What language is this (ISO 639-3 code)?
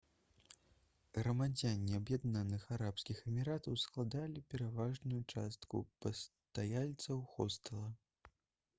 bel